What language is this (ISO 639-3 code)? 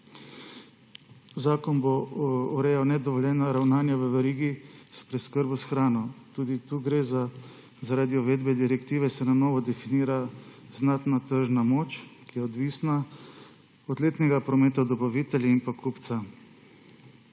slv